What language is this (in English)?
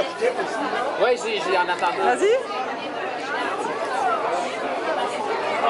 French